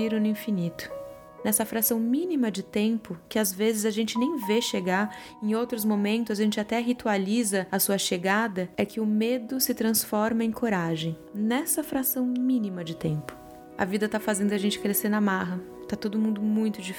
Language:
Portuguese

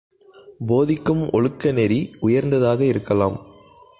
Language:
Tamil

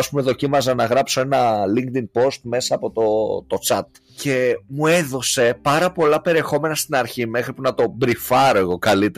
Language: Greek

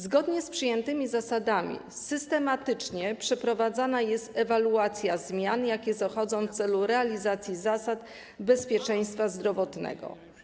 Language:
Polish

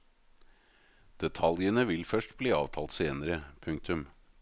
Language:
Norwegian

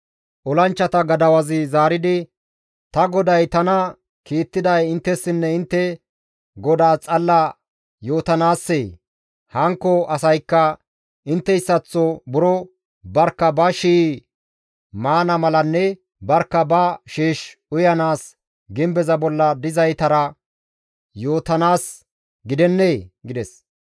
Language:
Gamo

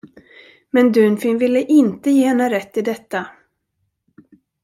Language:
Swedish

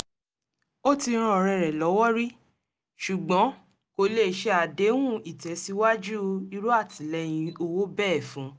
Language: Yoruba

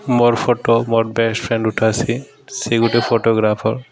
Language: Odia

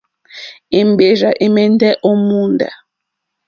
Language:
Mokpwe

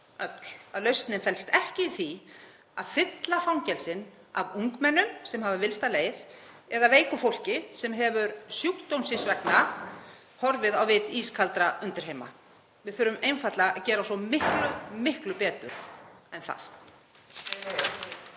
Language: Icelandic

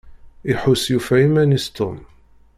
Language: Kabyle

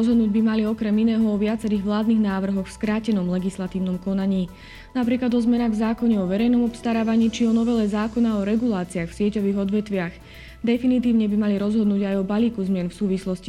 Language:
Slovak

